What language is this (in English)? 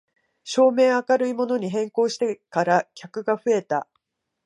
Japanese